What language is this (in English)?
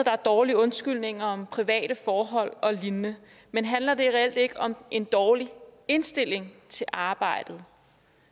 Danish